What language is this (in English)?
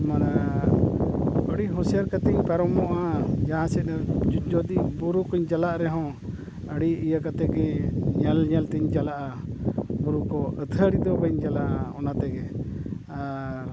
Santali